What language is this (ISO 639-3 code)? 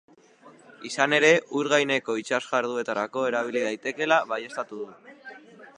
eus